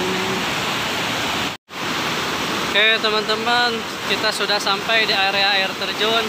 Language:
Indonesian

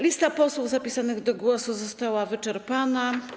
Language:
Polish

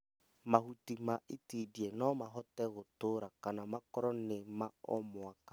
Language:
Kikuyu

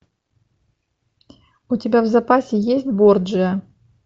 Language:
Russian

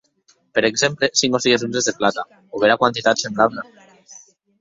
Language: Occitan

